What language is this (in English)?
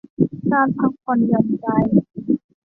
Thai